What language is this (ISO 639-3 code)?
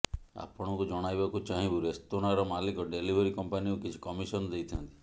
ori